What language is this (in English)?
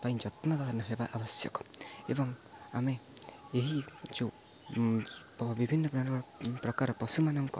Odia